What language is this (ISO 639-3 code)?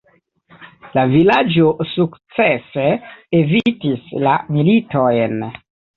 epo